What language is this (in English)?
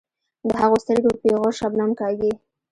Pashto